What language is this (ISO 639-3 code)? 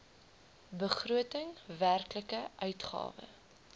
afr